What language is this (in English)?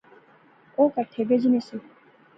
Pahari-Potwari